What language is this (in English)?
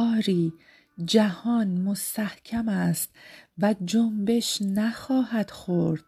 Persian